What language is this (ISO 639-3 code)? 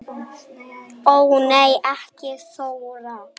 isl